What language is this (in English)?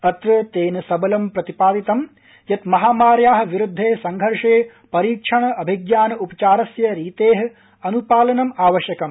Sanskrit